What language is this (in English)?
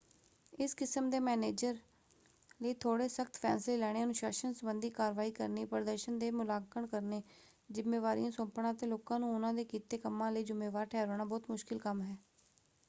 Punjabi